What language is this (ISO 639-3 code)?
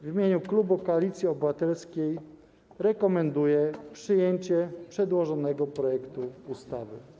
pol